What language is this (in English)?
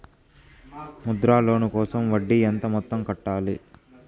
Telugu